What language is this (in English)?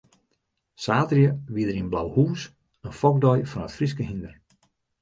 Western Frisian